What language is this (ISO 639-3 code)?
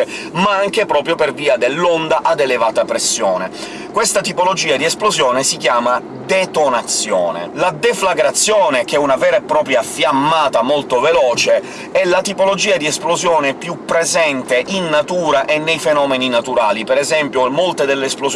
ita